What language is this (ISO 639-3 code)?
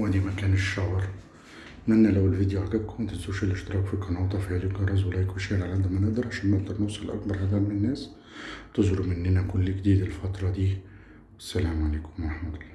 ara